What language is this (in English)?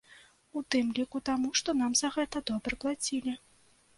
Belarusian